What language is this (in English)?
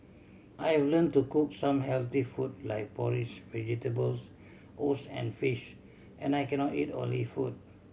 English